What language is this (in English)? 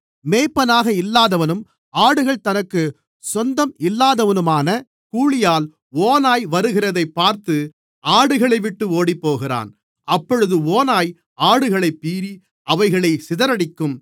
Tamil